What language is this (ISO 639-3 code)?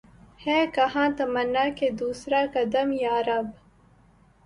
urd